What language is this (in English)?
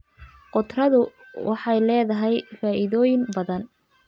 Somali